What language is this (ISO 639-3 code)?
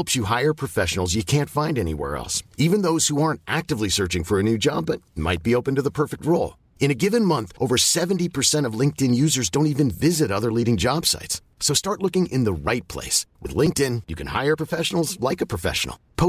fil